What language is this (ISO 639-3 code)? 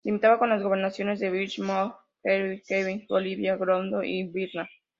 spa